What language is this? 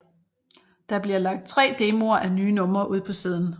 Danish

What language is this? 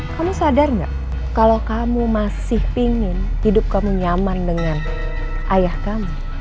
Indonesian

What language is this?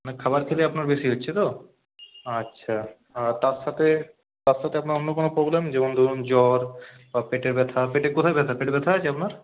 Bangla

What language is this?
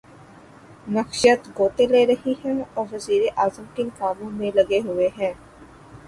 Urdu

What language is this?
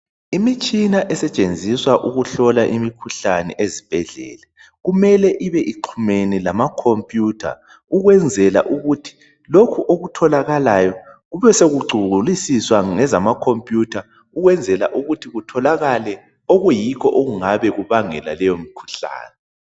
North Ndebele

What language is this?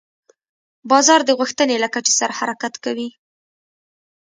Pashto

